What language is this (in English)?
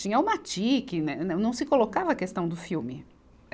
Portuguese